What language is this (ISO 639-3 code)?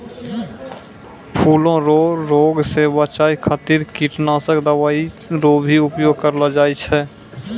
mai